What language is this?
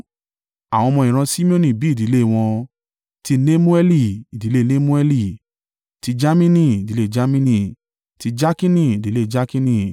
Yoruba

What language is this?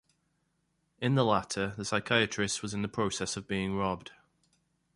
English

